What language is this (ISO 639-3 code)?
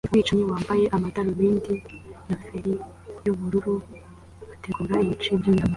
kin